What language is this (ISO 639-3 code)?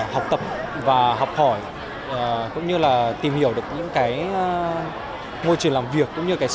vie